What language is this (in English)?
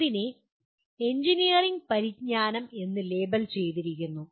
Malayalam